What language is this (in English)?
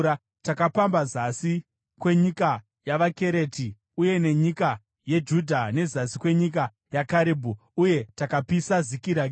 Shona